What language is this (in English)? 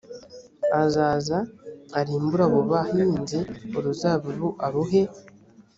Kinyarwanda